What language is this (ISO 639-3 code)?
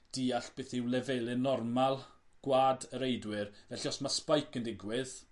cym